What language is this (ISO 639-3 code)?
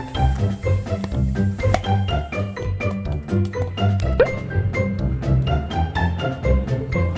kor